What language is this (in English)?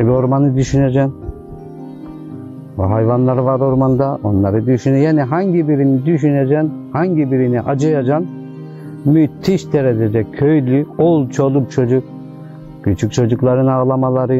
Turkish